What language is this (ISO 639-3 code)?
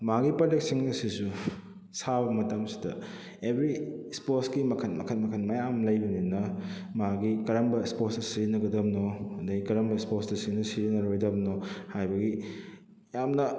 mni